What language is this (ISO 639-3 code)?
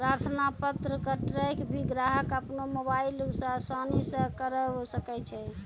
mai